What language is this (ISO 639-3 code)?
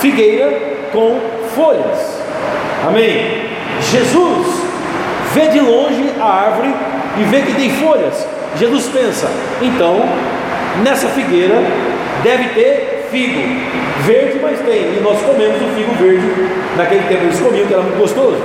por